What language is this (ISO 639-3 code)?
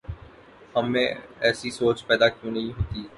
urd